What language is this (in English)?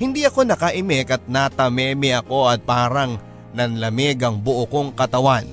Filipino